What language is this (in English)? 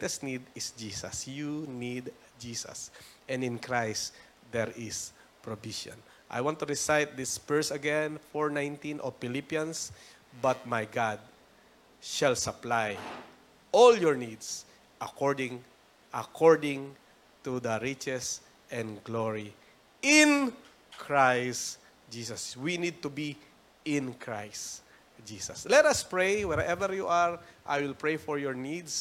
Filipino